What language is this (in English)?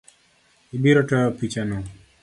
Luo (Kenya and Tanzania)